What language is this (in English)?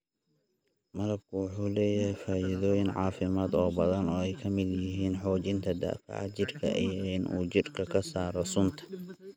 Somali